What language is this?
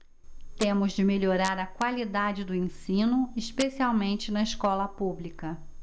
Portuguese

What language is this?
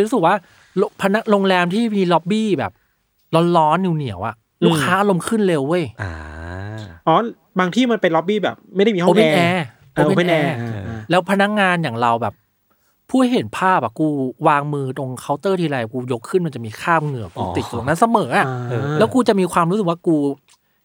Thai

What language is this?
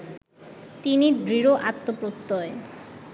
Bangla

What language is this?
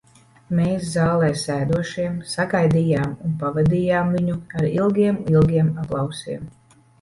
Latvian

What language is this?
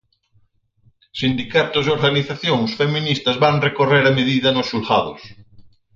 Galician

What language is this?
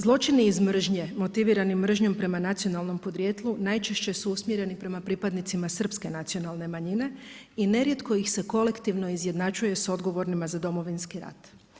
Croatian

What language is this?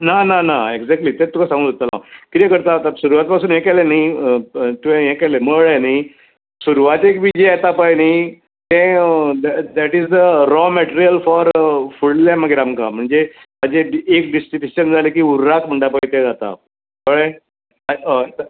Konkani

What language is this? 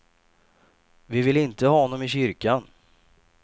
Swedish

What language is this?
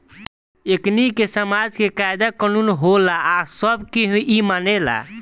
Bhojpuri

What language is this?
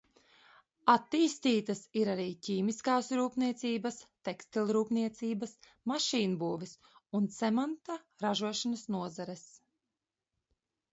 Latvian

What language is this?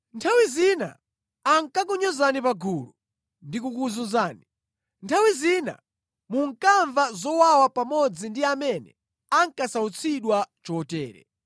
Nyanja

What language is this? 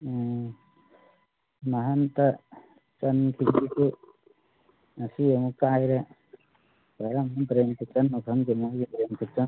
Manipuri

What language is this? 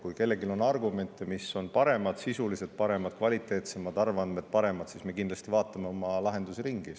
Estonian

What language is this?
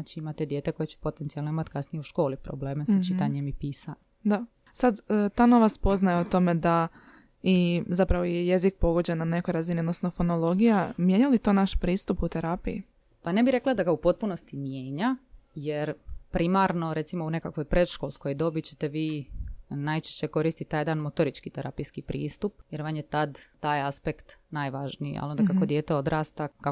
Croatian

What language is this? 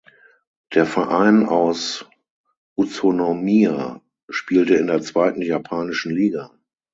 German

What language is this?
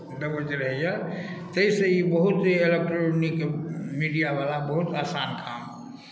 Maithili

